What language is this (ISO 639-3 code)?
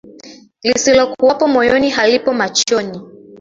swa